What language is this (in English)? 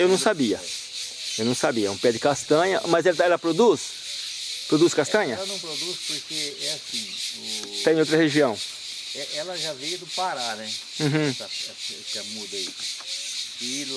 Portuguese